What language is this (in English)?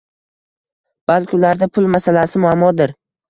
Uzbek